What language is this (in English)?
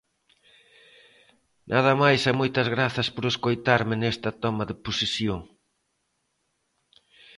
Galician